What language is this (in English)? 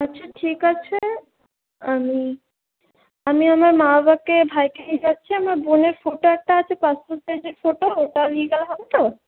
Bangla